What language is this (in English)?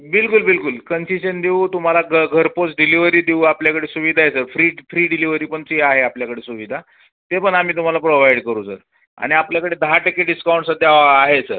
Marathi